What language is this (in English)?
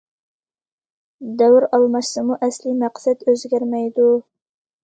Uyghur